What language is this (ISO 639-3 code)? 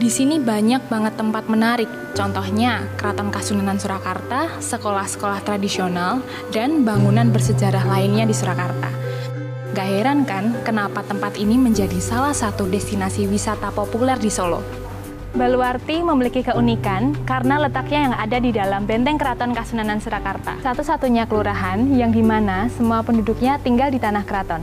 ind